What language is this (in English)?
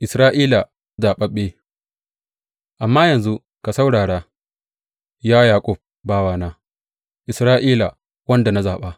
Hausa